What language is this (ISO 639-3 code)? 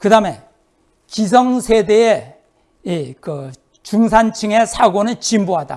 kor